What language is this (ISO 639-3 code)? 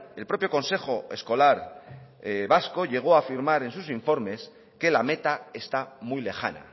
spa